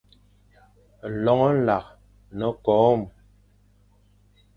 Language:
Fang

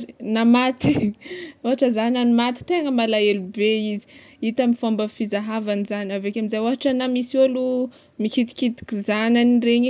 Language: Tsimihety Malagasy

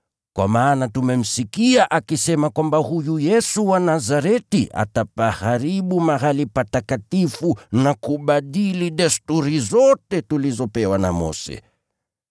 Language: Swahili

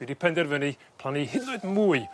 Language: Welsh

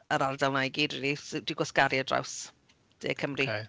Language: Welsh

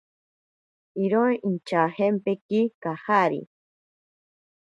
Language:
Ashéninka Perené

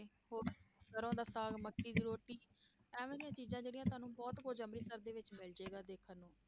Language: Punjabi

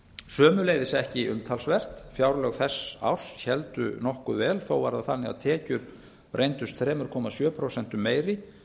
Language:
Icelandic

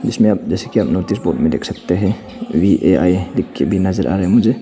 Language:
Hindi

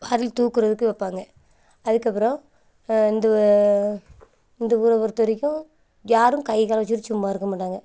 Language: Tamil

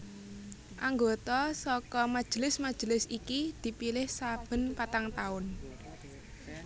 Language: Javanese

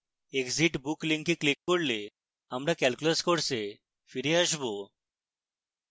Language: Bangla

